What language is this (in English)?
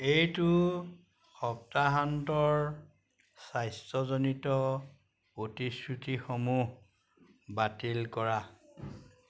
Assamese